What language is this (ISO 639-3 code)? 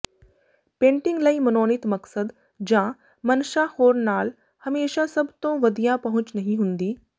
pan